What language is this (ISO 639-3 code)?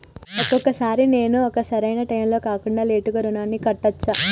tel